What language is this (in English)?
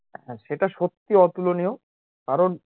Bangla